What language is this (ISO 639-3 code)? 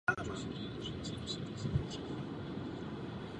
ces